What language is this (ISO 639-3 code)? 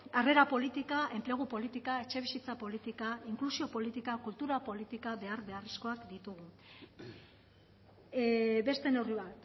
eus